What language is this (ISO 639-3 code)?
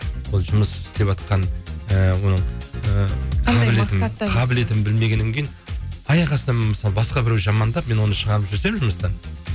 kaz